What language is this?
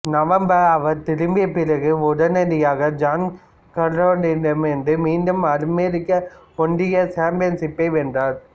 Tamil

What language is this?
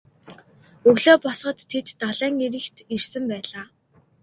Mongolian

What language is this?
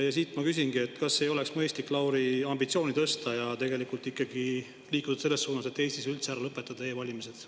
Estonian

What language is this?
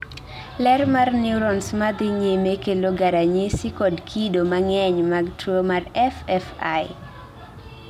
Luo (Kenya and Tanzania)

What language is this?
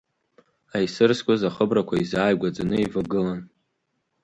Abkhazian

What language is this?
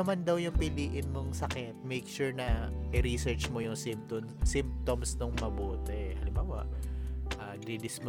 Filipino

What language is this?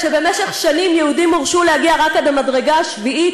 Hebrew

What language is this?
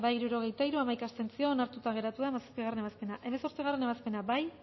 Basque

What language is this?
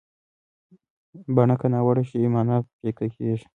Pashto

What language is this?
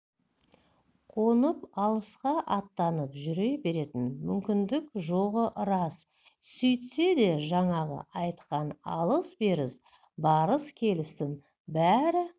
Kazakh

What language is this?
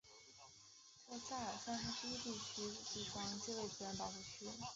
Chinese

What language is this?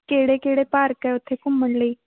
Punjabi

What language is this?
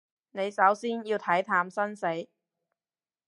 Cantonese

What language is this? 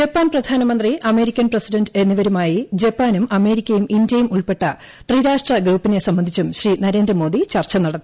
Malayalam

